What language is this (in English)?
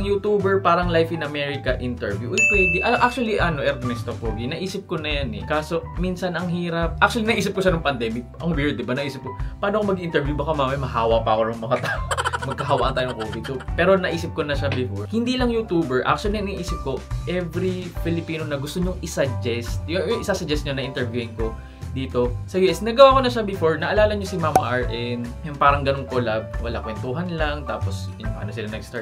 Filipino